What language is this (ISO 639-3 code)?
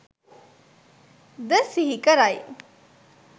sin